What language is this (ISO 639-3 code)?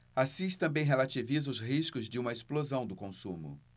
por